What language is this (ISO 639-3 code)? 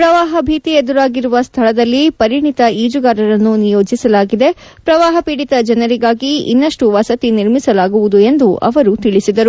kan